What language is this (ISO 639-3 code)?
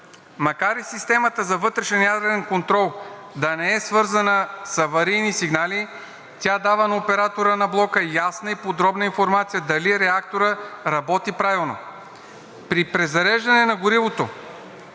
bul